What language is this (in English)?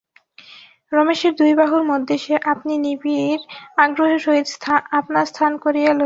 Bangla